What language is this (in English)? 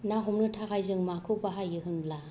Bodo